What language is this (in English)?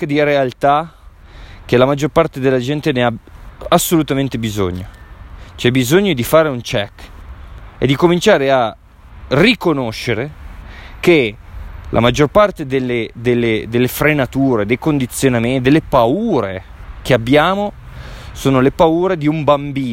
Italian